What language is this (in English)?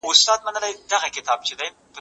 Pashto